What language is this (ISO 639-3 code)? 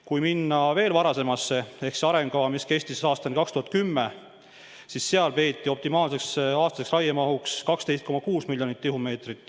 est